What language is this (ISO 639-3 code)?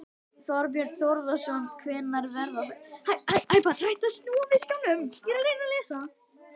isl